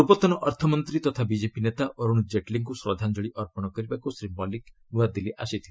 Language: Odia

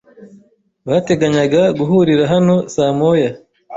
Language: Kinyarwanda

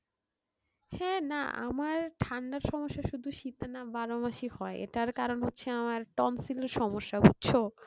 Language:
Bangla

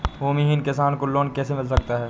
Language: Hindi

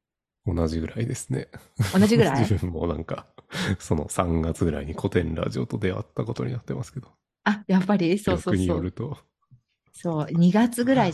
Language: Japanese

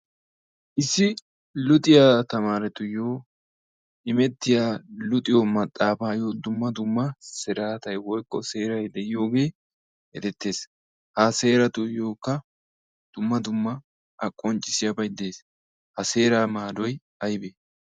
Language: Wolaytta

